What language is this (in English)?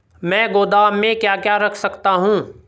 Hindi